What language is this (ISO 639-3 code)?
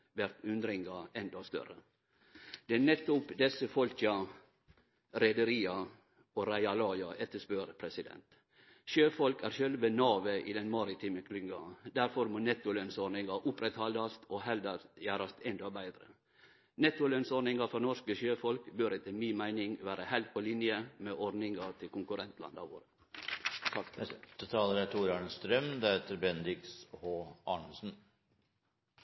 nno